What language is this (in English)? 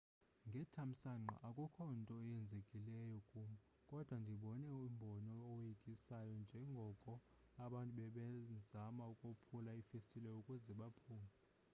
Xhosa